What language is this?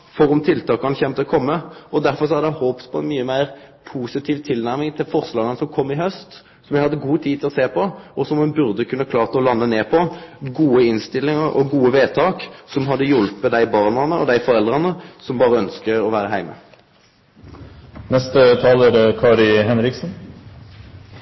Norwegian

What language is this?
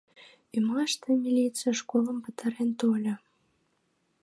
Mari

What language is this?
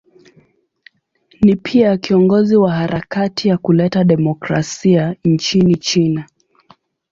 Swahili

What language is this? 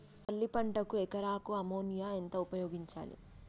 Telugu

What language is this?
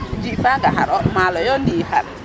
Serer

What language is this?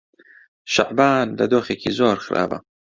Central Kurdish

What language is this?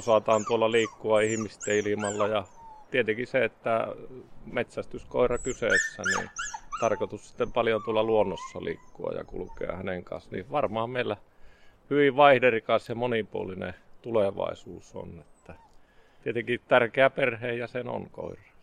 Finnish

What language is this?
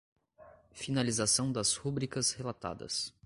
Portuguese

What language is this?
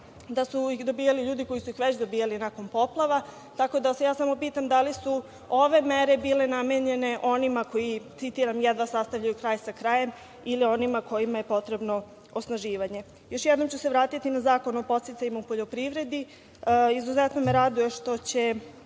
Serbian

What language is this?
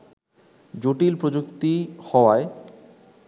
Bangla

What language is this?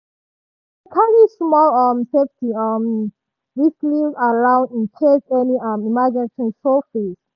Nigerian Pidgin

